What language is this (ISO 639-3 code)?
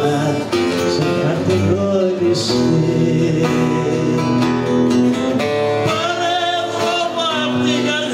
ell